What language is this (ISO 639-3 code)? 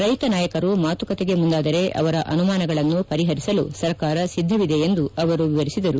kan